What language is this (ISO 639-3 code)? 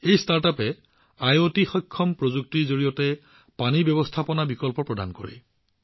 asm